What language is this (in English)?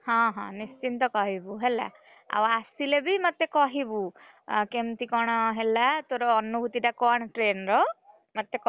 Odia